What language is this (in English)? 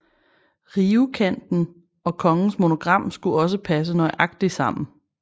Danish